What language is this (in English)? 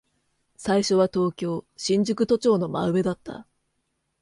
Japanese